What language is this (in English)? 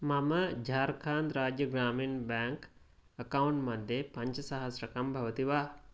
Sanskrit